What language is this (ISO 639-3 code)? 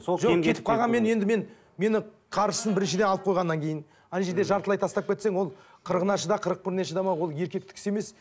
kaz